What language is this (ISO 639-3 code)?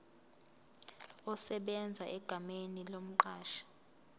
zul